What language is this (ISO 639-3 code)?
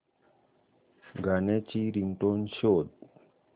mar